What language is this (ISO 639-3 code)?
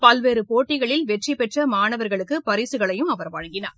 tam